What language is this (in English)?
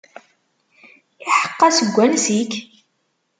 Kabyle